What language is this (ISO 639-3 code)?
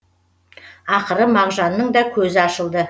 kaz